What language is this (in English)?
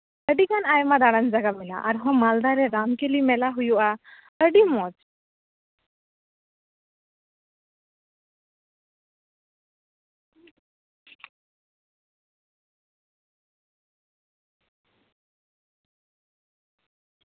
Santali